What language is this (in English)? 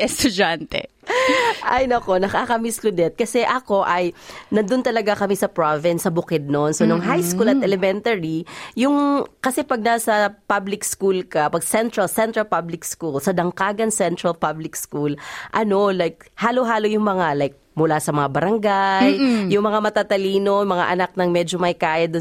Filipino